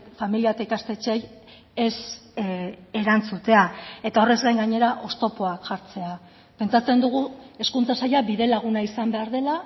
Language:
Basque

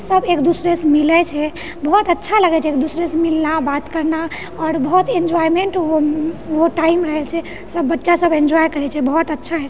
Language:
Maithili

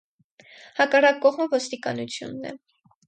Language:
Armenian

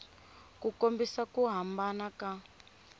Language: Tsonga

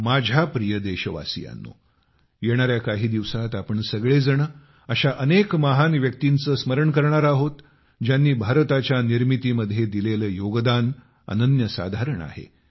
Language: Marathi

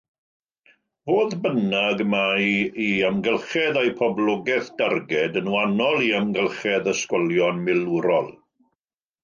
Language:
Welsh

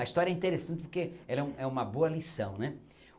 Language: Portuguese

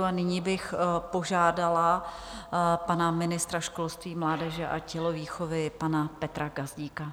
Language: Czech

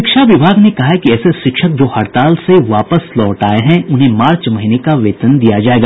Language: Hindi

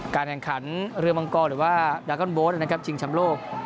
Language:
Thai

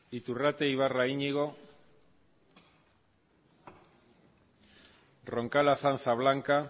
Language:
Basque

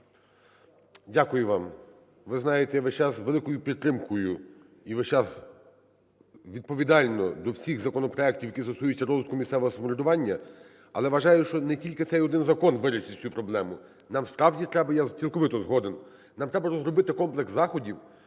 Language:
Ukrainian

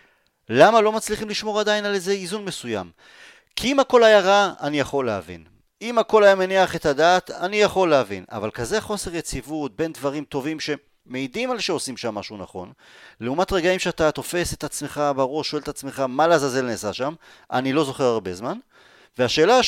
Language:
Hebrew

